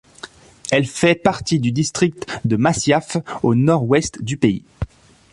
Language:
French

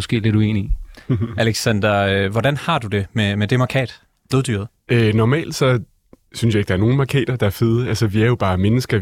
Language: Danish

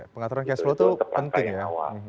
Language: Indonesian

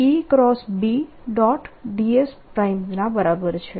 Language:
Gujarati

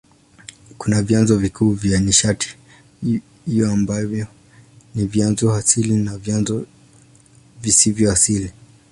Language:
Swahili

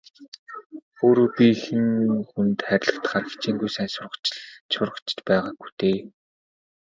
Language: Mongolian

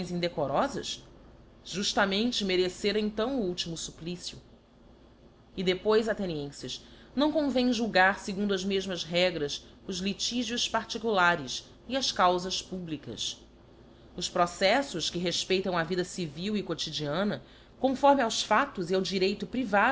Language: Portuguese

